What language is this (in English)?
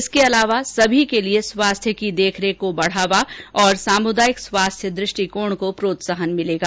Hindi